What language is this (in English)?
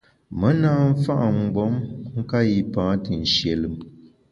Bamun